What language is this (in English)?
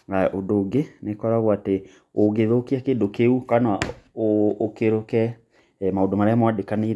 Kikuyu